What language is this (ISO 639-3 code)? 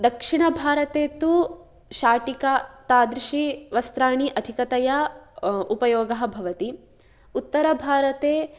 san